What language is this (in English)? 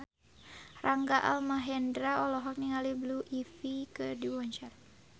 Sundanese